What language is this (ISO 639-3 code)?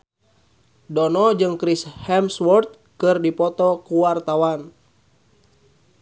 sun